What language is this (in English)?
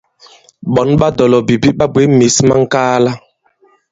Bankon